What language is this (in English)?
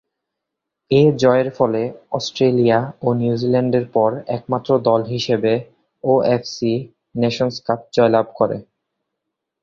Bangla